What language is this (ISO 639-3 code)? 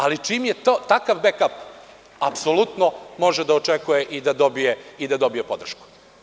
srp